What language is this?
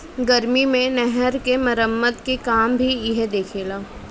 Bhojpuri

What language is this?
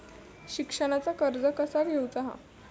Marathi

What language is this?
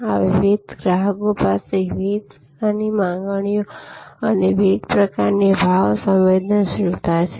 Gujarati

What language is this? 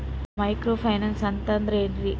Kannada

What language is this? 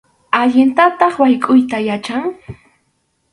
Arequipa-La Unión Quechua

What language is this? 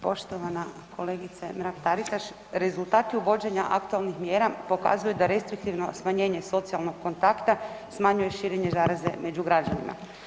Croatian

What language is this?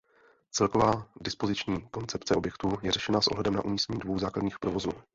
Czech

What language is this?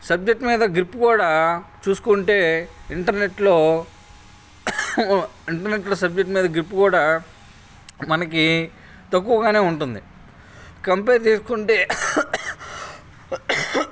Telugu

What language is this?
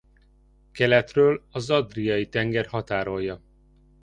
Hungarian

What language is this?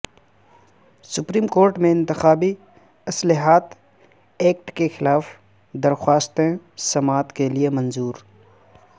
Urdu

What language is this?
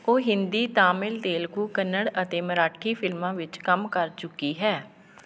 Punjabi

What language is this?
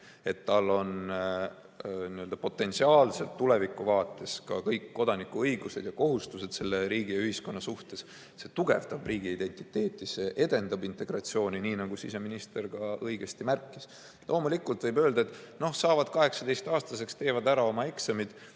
Estonian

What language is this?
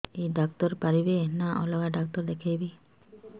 Odia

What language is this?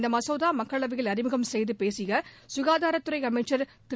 Tamil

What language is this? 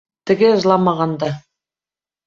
Bashkir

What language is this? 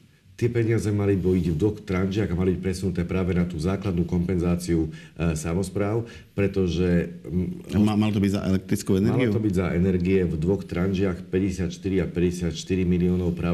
Slovak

